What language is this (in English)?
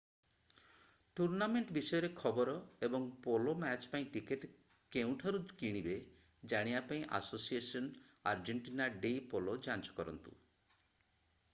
Odia